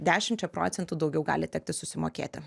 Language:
Lithuanian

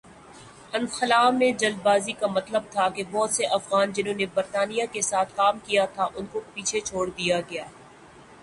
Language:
Urdu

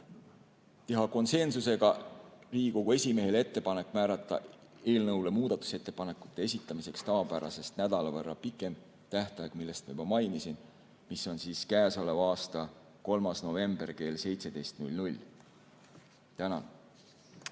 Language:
Estonian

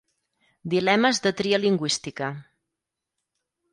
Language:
Catalan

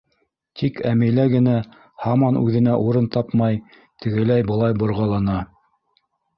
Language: Bashkir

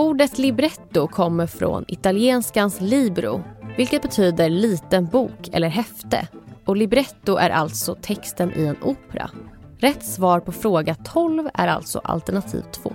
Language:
Swedish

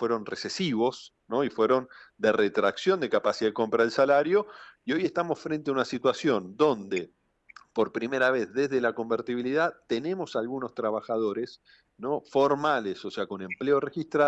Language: Spanish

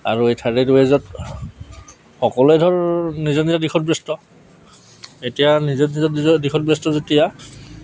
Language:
Assamese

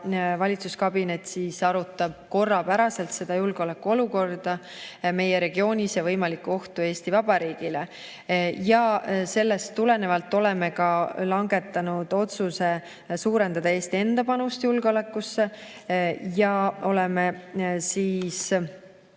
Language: Estonian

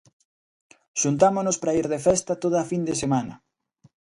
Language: Galician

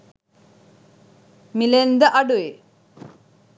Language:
Sinhala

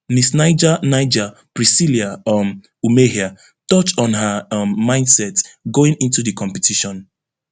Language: Nigerian Pidgin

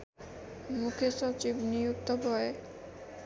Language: Nepali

